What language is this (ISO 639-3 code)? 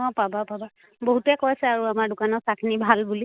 asm